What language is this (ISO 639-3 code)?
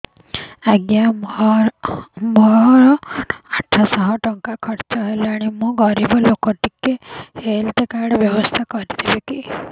ori